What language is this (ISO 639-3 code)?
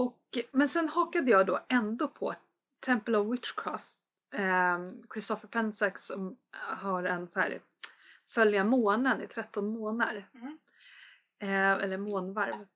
swe